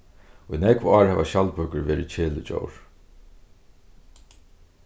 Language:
Faroese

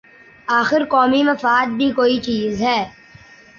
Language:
Urdu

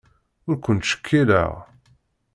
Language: Kabyle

